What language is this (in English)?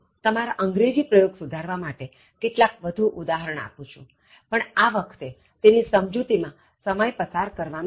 Gujarati